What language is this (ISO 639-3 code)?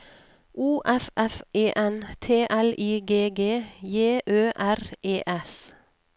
nor